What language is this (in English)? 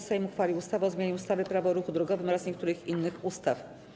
Polish